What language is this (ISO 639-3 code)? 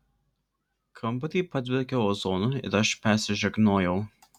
lit